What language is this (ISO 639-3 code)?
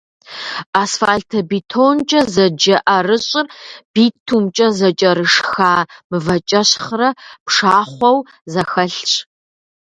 kbd